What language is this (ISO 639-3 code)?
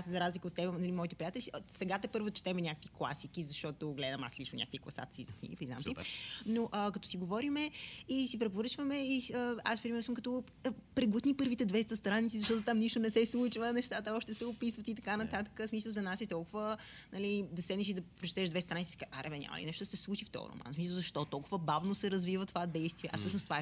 bul